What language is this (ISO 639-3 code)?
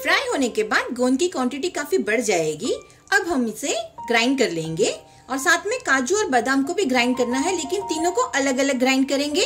hin